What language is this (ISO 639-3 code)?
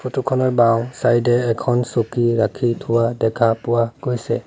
asm